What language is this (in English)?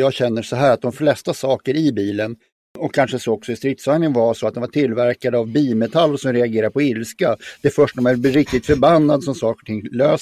Swedish